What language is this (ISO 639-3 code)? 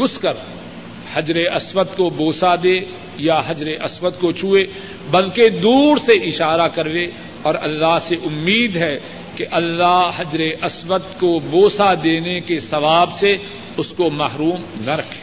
urd